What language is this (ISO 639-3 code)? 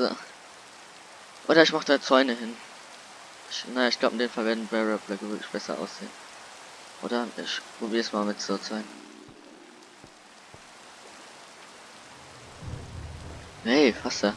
deu